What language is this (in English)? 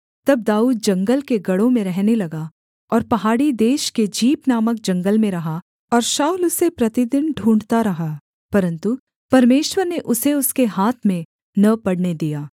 Hindi